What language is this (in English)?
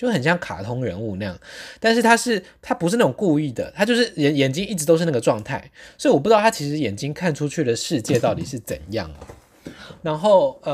Chinese